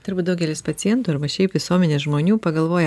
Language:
Lithuanian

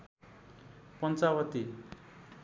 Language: Nepali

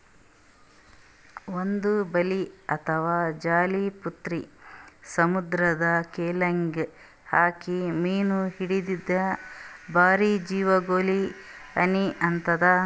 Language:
Kannada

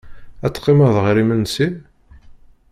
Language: Kabyle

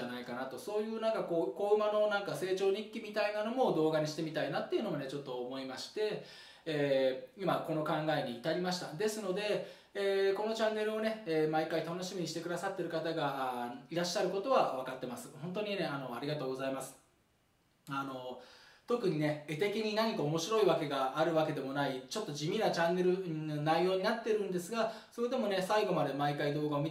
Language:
Japanese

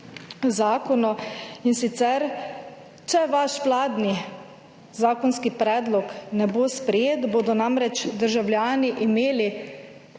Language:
Slovenian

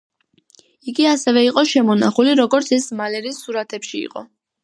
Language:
Georgian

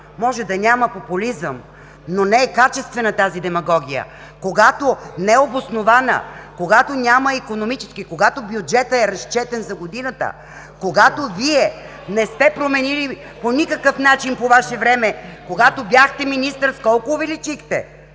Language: Bulgarian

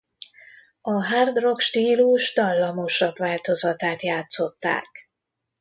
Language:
Hungarian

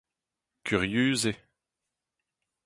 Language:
Breton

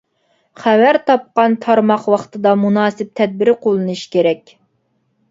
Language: Uyghur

